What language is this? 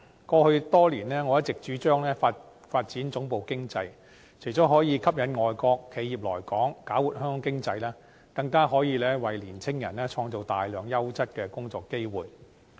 Cantonese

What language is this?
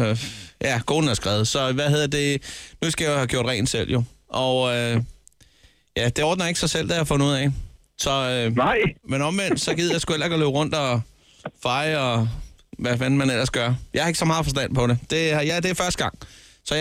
Danish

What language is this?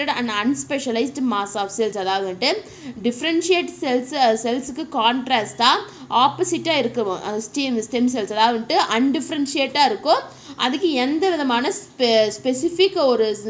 Hindi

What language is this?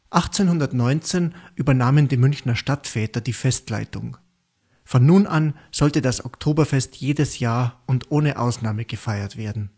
German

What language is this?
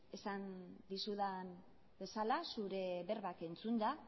Basque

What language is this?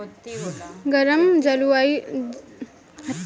Bhojpuri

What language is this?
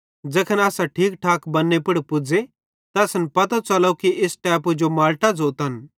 Bhadrawahi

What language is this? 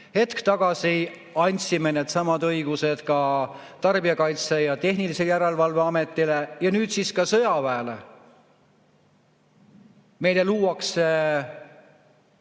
Estonian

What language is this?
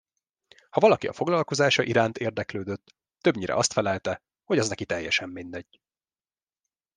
Hungarian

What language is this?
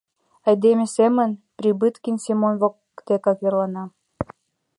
Mari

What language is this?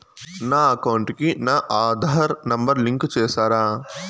Telugu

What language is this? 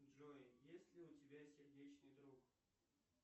Russian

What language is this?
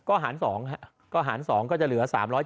Thai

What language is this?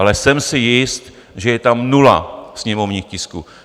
Czech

